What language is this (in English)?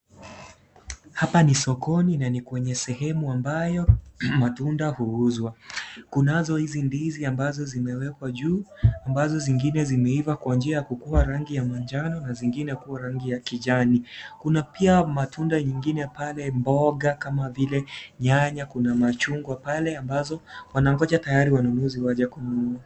Swahili